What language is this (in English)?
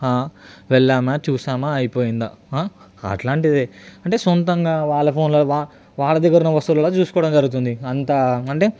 Telugu